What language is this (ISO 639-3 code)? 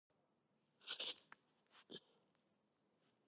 kat